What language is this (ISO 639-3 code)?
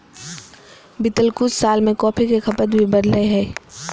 mag